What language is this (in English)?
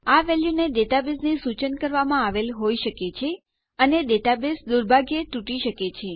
Gujarati